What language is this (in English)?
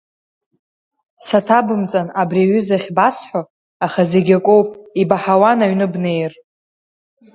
Abkhazian